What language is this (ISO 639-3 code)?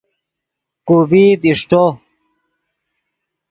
ydg